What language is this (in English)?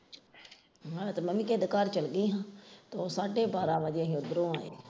Punjabi